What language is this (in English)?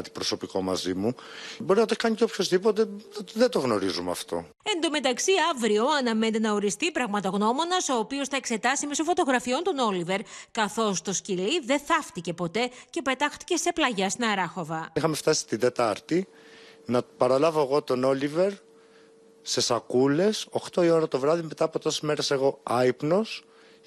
Greek